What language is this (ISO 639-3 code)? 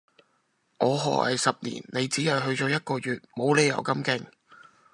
yue